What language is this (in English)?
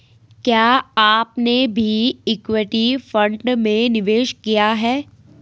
Hindi